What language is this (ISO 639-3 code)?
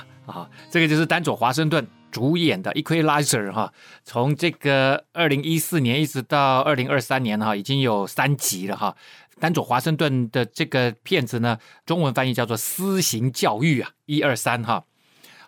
zho